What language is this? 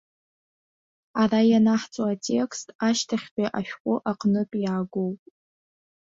Abkhazian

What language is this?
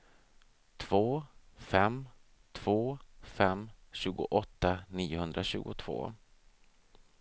Swedish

